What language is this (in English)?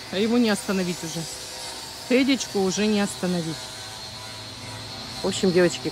Russian